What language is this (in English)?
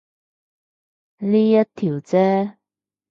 Cantonese